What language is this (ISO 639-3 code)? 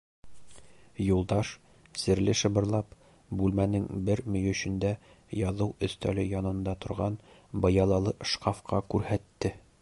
bak